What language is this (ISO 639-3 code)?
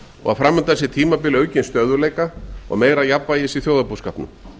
isl